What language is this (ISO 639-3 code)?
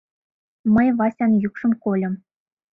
chm